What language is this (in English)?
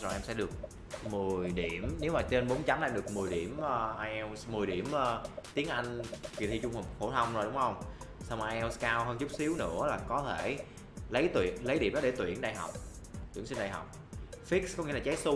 Vietnamese